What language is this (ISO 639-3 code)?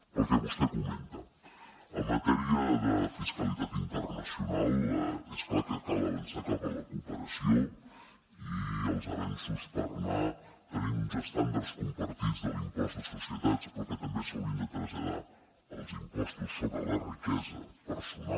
cat